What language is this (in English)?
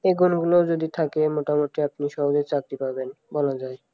Bangla